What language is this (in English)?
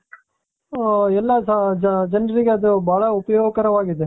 Kannada